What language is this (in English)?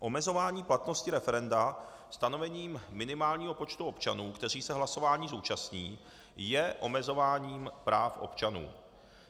Czech